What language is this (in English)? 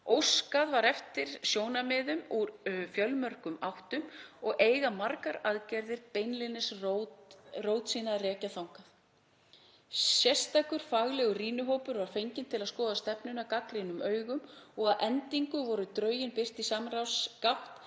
Icelandic